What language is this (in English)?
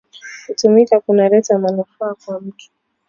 Swahili